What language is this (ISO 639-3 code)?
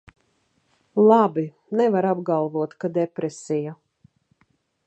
lav